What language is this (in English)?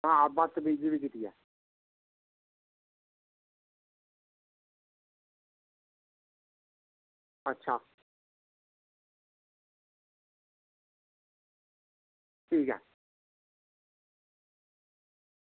Dogri